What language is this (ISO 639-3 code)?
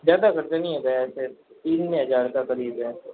hin